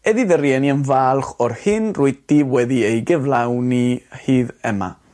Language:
Welsh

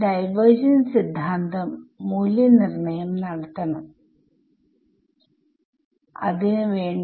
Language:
Malayalam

